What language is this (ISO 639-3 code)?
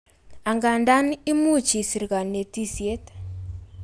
kln